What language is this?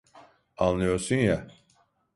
Turkish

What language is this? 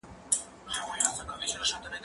Pashto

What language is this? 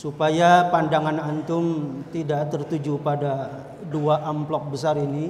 Indonesian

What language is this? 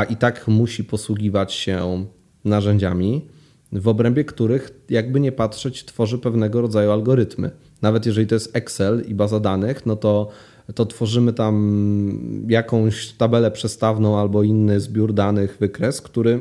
Polish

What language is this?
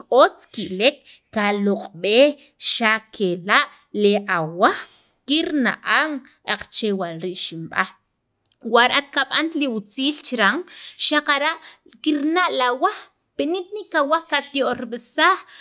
Sacapulteco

